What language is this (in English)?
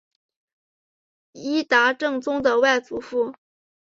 Chinese